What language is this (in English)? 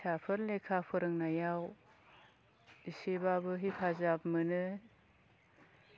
Bodo